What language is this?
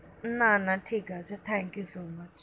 Bangla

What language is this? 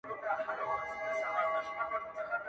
Pashto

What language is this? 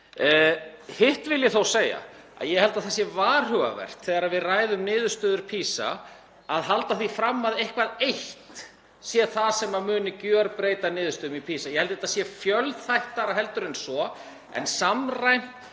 Icelandic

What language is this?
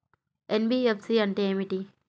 Telugu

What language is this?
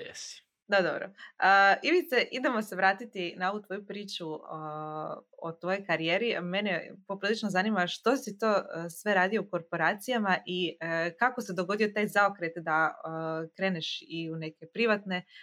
Croatian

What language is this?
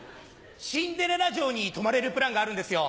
Japanese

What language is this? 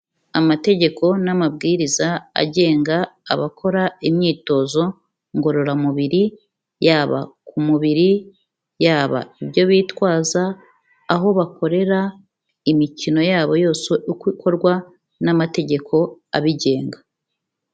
Kinyarwanda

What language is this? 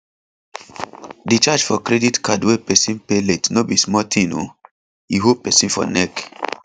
Nigerian Pidgin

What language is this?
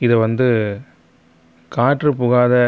Tamil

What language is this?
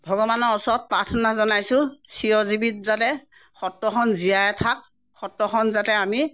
Assamese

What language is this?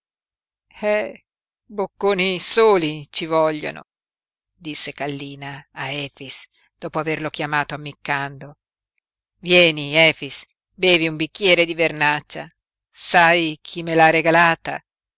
Italian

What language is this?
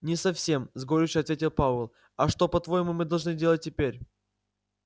Russian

